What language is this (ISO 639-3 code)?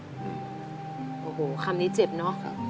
tha